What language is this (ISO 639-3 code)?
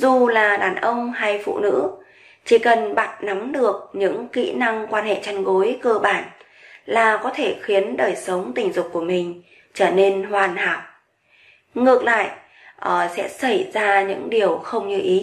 vie